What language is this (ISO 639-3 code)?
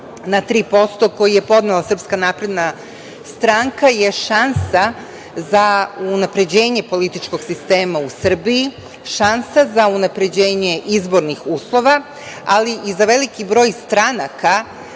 srp